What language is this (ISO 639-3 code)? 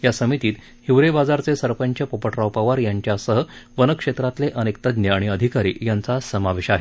mar